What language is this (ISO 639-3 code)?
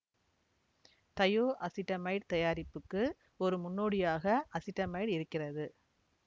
tam